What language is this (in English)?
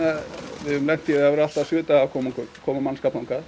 Icelandic